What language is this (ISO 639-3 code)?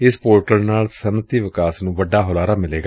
pan